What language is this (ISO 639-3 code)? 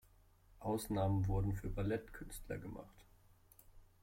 deu